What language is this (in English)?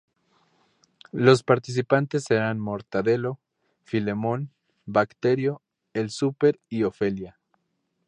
Spanish